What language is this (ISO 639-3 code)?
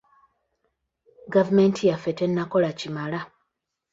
lug